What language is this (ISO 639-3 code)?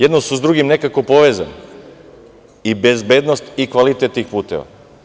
srp